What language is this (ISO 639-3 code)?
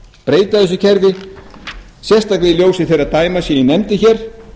isl